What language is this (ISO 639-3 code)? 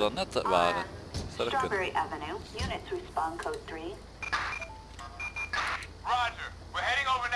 nld